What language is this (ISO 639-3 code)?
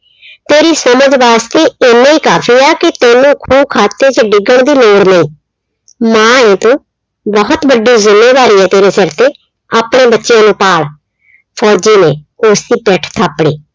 pan